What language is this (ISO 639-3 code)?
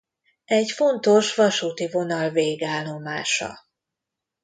hun